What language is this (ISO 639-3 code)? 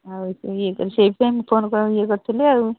ori